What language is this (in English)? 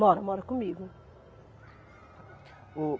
Portuguese